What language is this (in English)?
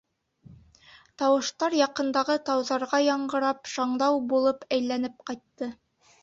Bashkir